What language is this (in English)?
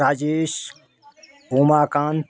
Hindi